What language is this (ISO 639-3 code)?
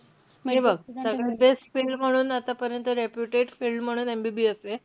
mar